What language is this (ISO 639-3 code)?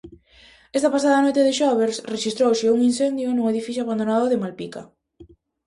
glg